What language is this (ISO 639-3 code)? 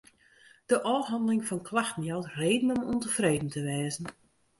fry